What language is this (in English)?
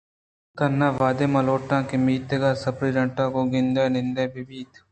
Eastern Balochi